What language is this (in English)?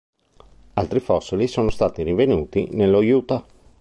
Italian